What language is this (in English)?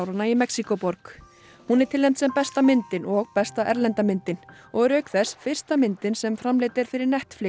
Icelandic